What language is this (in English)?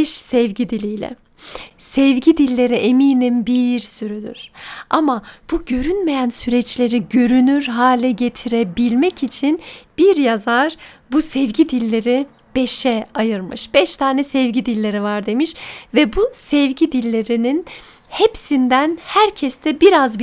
Turkish